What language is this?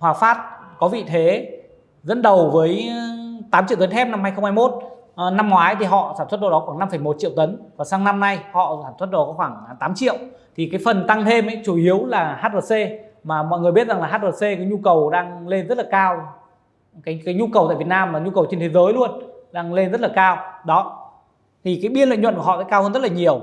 Vietnamese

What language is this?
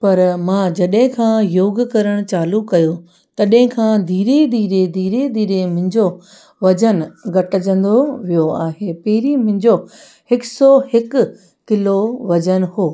Sindhi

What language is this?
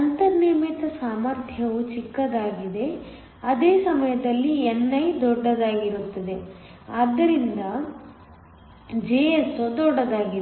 Kannada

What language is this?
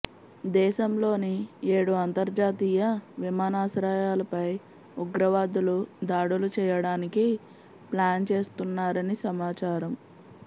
Telugu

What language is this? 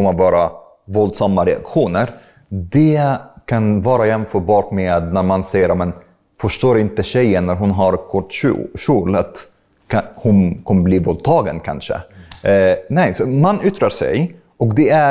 Swedish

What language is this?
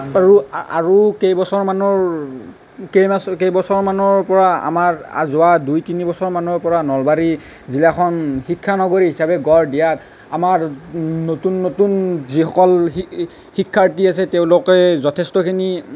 Assamese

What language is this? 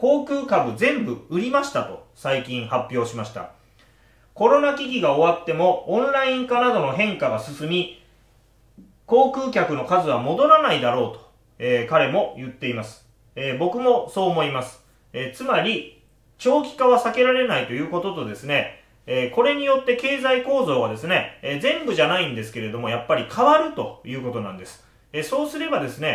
Japanese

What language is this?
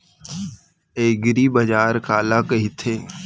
Chhattisgarhi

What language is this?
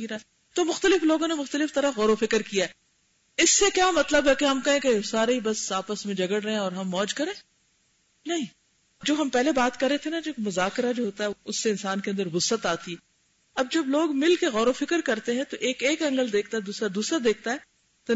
Urdu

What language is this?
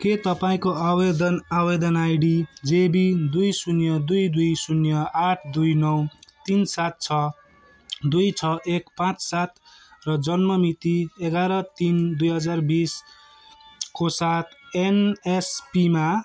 Nepali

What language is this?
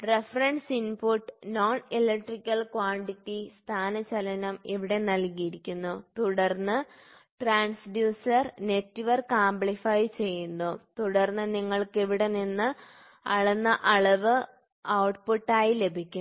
Malayalam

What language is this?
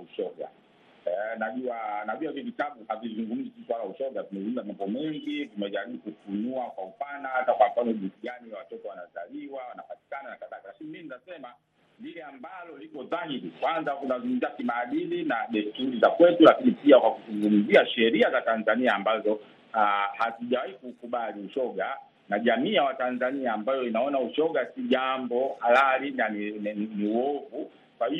Swahili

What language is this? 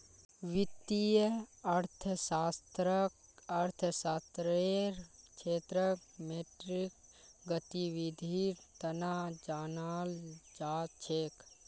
Magahi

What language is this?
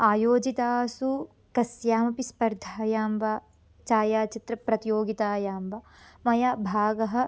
Sanskrit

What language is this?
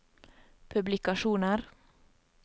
Norwegian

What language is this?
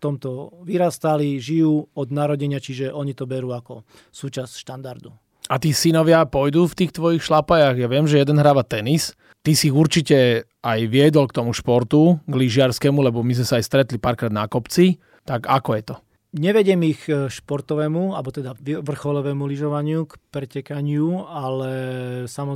Slovak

